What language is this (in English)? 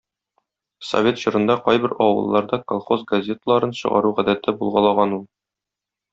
Tatar